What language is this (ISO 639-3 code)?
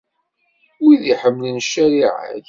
kab